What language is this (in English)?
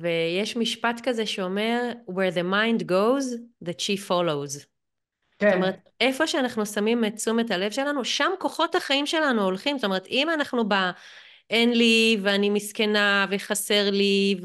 Hebrew